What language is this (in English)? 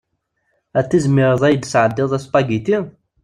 Kabyle